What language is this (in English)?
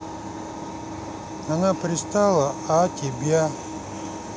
Russian